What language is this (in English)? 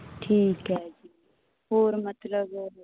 Punjabi